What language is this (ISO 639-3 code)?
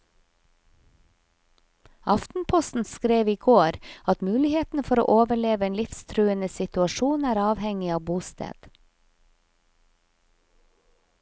nor